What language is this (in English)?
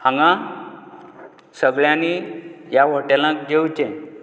Konkani